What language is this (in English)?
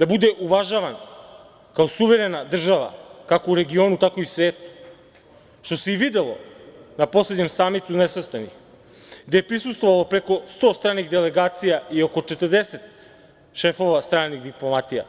Serbian